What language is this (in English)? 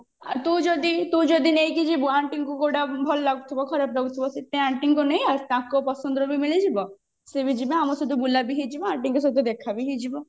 Odia